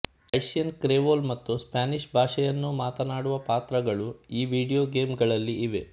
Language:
Kannada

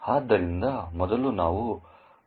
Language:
Kannada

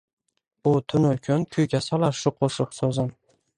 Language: Uzbek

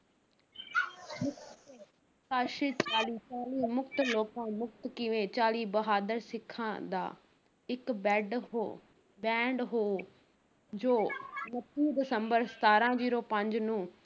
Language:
Punjabi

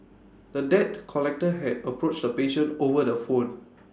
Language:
English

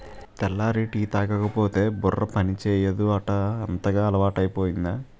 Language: Telugu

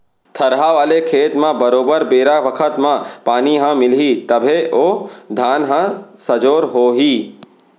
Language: Chhattisgarhi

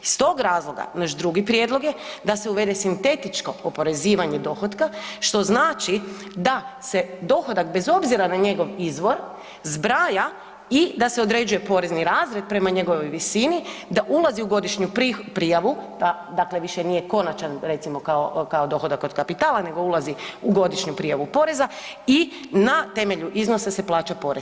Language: Croatian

